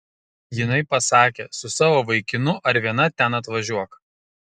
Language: Lithuanian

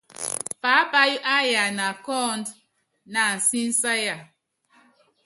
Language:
Yangben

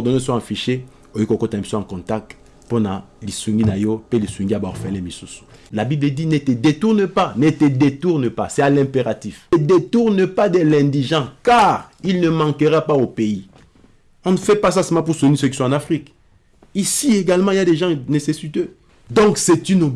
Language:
French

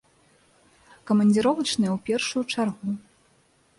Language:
Belarusian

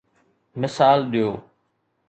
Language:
Sindhi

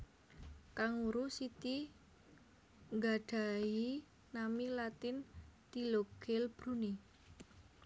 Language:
Javanese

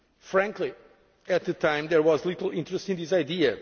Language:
English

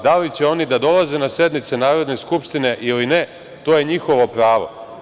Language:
Serbian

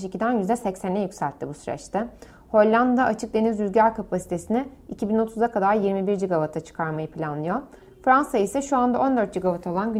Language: Turkish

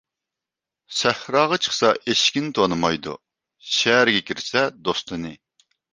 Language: Uyghur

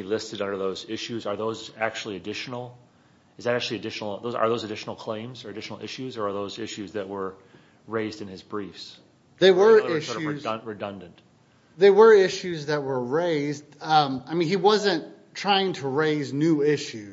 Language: English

